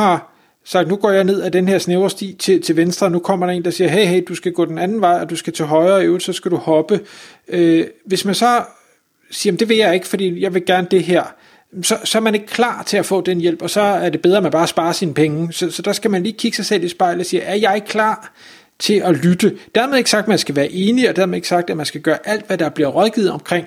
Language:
Danish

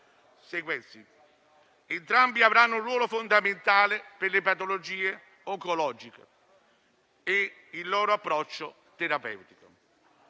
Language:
Italian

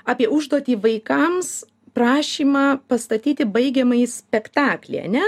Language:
Lithuanian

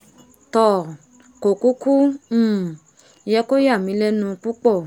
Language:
Yoruba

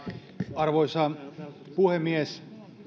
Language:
Finnish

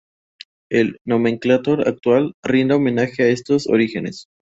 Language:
Spanish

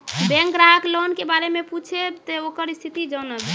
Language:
Maithili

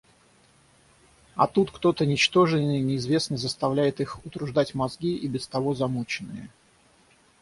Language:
Russian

